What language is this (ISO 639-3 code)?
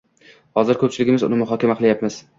uzb